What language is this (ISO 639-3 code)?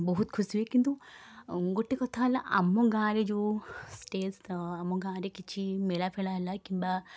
ori